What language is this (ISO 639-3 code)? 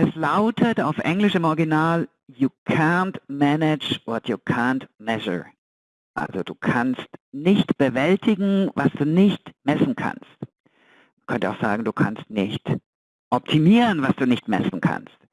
deu